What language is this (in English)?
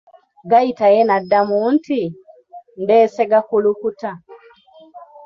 Ganda